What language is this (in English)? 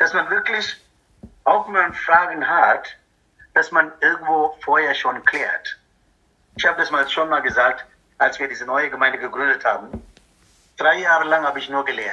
German